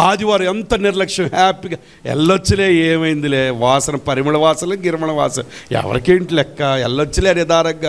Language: Telugu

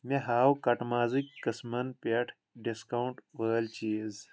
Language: Kashmiri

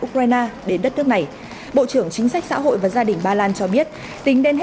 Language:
Vietnamese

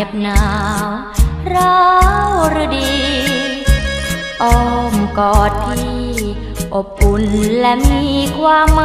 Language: Thai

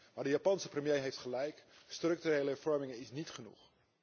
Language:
Dutch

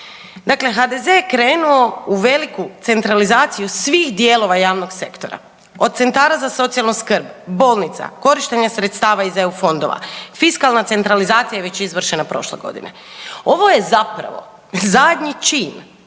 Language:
Croatian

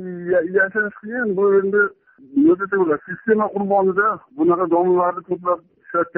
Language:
Turkish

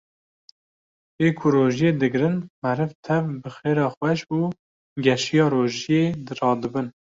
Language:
Kurdish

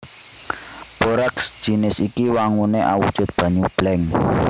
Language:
Javanese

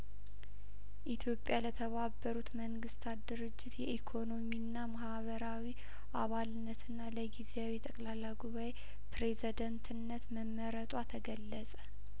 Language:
Amharic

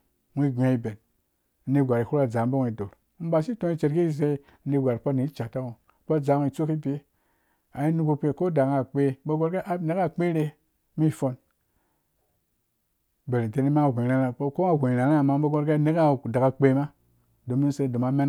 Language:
Dũya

